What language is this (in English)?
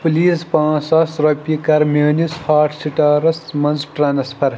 Kashmiri